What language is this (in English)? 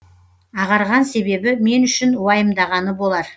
Kazakh